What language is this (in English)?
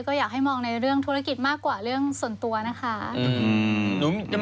Thai